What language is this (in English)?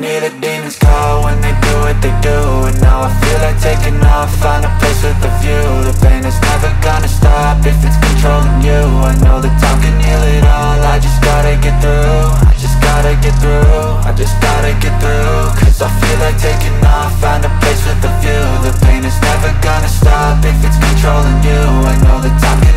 English